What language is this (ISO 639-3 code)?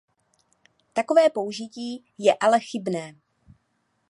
ces